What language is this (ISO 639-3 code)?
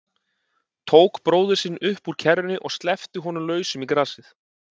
isl